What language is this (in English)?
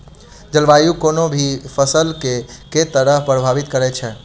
Maithili